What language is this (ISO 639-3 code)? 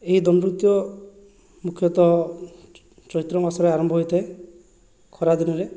ori